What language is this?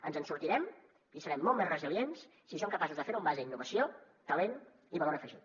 Catalan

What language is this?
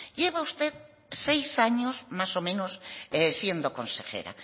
Spanish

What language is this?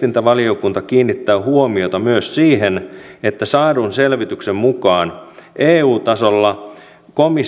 Finnish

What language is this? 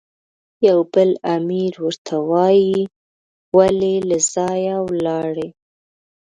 Pashto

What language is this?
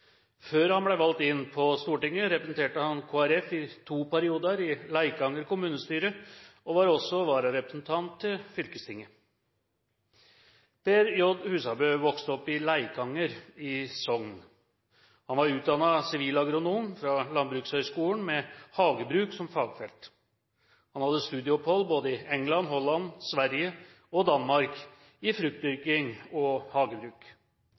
Norwegian Bokmål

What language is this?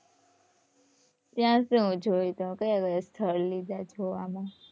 Gujarati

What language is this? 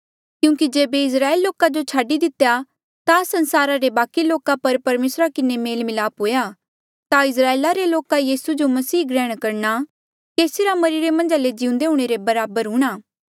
Mandeali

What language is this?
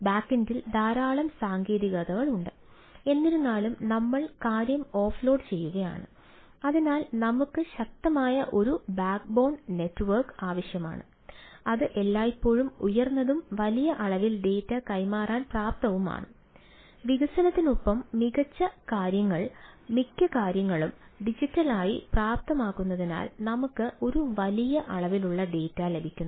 Malayalam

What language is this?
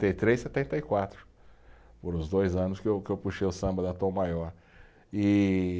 Portuguese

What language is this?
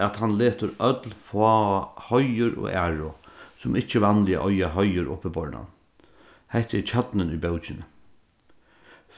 Faroese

